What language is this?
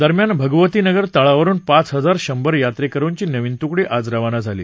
Marathi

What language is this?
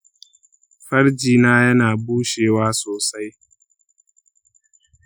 Hausa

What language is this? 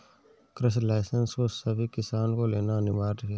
Hindi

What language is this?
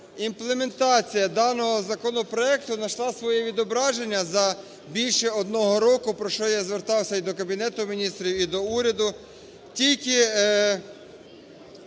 Ukrainian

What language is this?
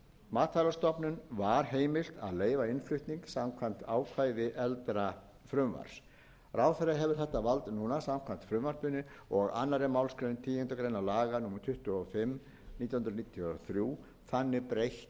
Icelandic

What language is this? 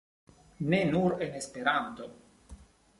Esperanto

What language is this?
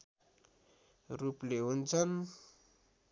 Nepali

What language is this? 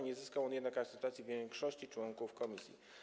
Polish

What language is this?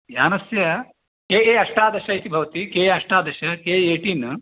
Sanskrit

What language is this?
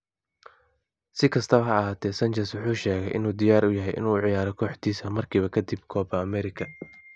Somali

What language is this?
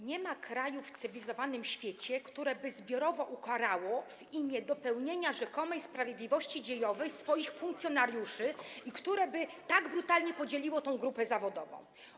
Polish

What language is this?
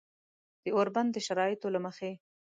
Pashto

